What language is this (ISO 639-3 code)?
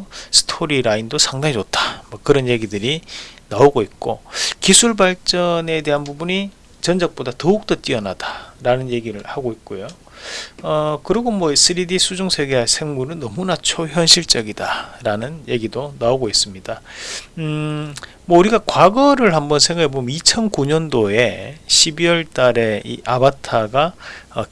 kor